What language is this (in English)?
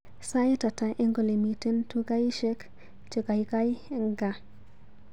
Kalenjin